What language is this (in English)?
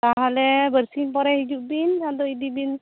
Santali